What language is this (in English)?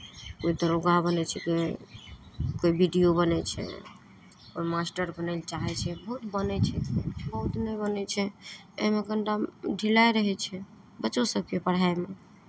Maithili